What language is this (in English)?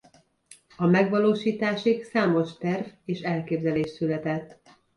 Hungarian